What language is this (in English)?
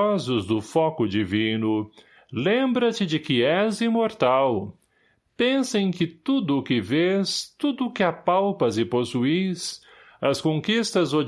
Portuguese